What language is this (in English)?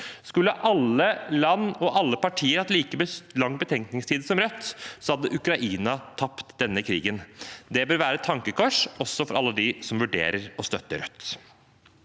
Norwegian